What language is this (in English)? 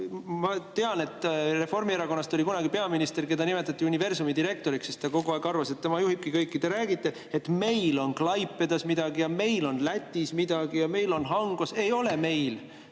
Estonian